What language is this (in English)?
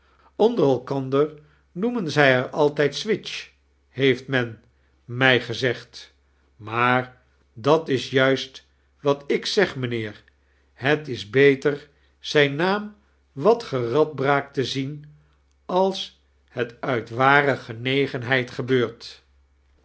Dutch